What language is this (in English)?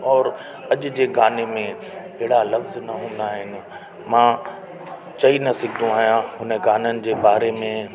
Sindhi